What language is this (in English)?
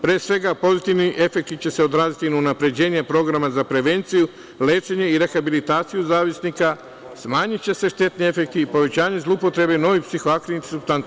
Serbian